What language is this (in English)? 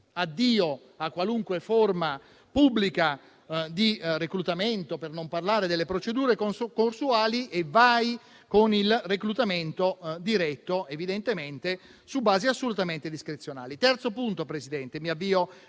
Italian